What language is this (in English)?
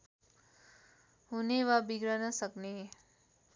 Nepali